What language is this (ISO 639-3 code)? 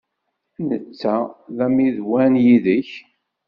kab